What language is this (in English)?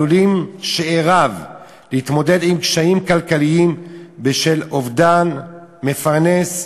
Hebrew